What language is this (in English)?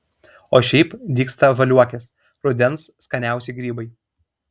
Lithuanian